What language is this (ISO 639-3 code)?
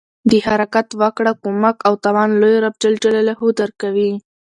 pus